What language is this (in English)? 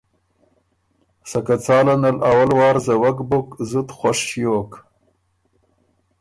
Ormuri